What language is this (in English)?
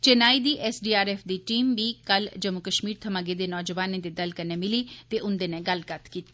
Dogri